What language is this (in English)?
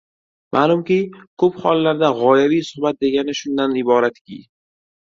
Uzbek